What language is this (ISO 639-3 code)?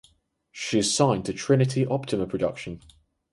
eng